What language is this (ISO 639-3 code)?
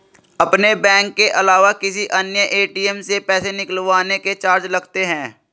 hin